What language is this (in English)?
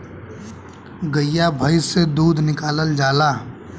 Bhojpuri